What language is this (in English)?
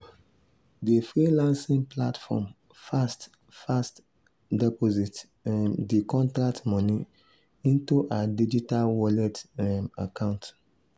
Nigerian Pidgin